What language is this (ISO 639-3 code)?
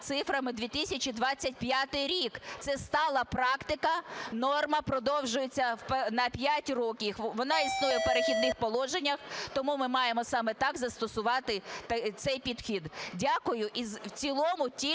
ukr